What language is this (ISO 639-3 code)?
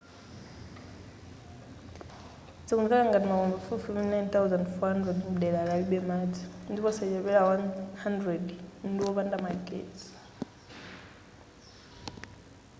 nya